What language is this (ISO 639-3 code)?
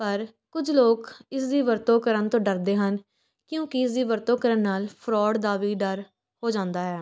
pan